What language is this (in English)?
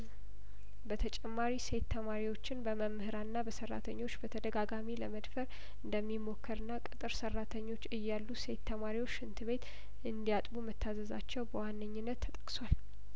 Amharic